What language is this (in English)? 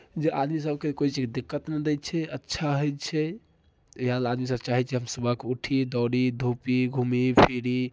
Maithili